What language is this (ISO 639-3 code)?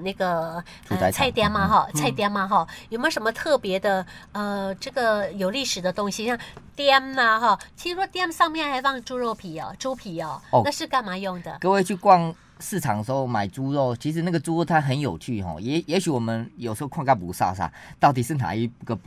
zho